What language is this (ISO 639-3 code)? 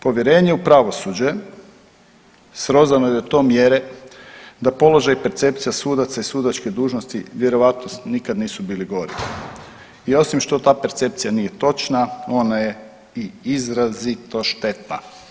hrv